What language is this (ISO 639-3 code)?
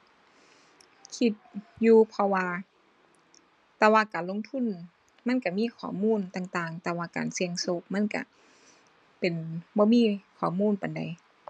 tha